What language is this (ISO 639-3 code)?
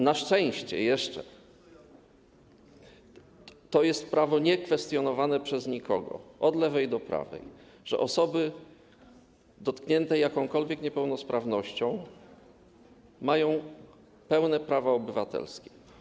pol